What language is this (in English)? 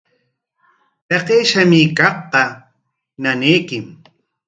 Corongo Ancash Quechua